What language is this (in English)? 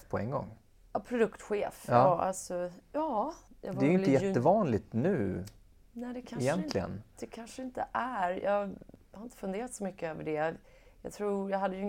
Swedish